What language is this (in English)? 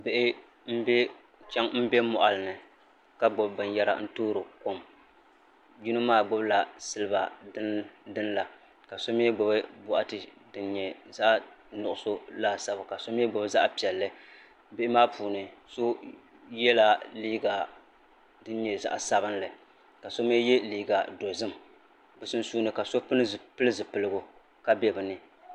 Dagbani